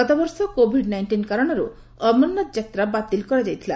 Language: Odia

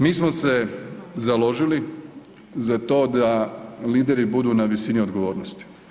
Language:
Croatian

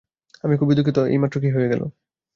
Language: Bangla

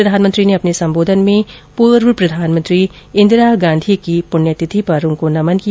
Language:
Hindi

